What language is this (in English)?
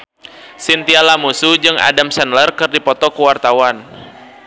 Sundanese